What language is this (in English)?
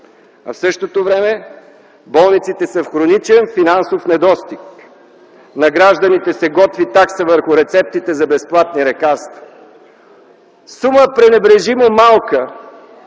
Bulgarian